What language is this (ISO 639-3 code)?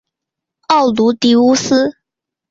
zho